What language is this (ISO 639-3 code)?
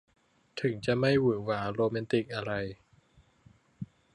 tha